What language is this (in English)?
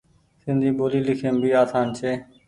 Goaria